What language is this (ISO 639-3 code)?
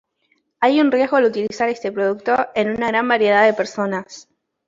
spa